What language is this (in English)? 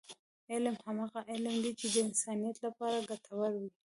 Pashto